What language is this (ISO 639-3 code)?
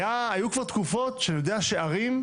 heb